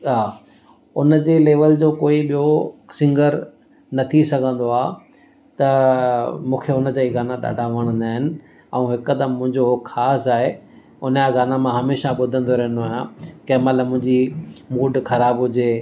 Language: Sindhi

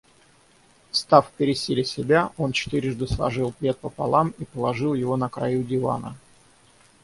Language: Russian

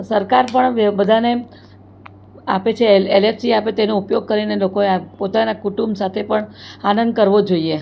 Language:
Gujarati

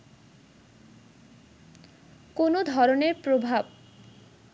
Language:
Bangla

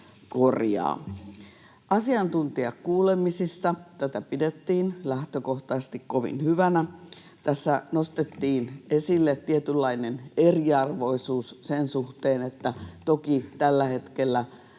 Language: Finnish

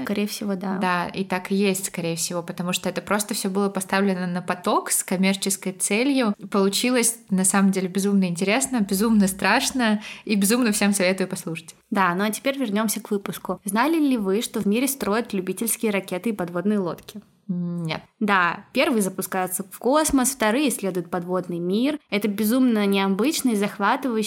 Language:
Russian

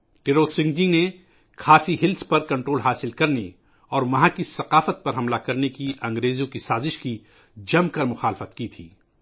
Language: Urdu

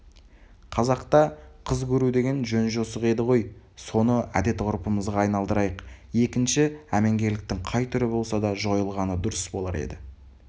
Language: Kazakh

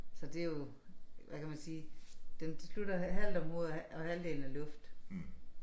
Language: Danish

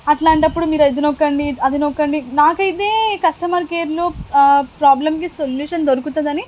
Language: Telugu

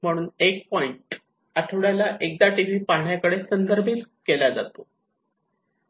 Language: Marathi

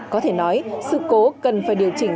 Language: Vietnamese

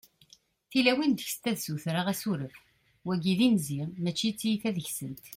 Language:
Kabyle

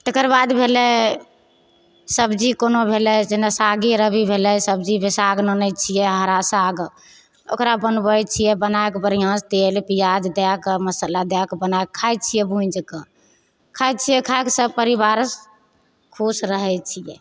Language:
Maithili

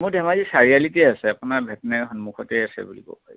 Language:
Assamese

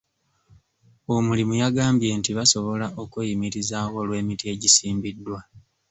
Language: Ganda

